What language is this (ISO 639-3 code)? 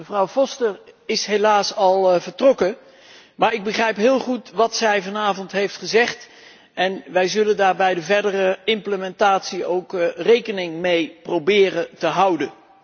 nld